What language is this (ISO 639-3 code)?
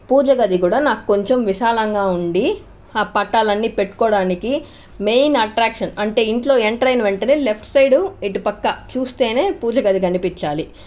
tel